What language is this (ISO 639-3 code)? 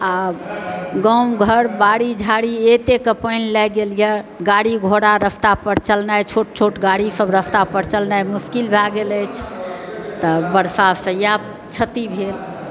mai